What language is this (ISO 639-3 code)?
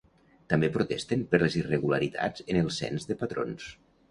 cat